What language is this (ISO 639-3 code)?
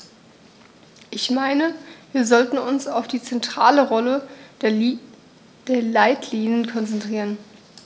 deu